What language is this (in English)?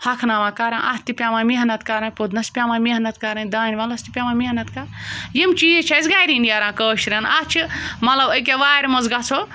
Kashmiri